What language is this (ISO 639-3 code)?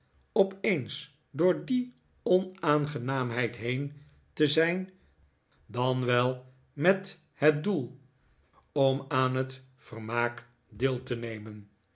nld